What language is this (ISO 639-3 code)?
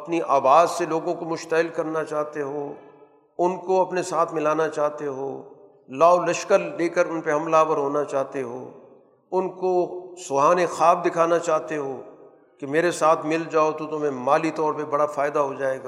urd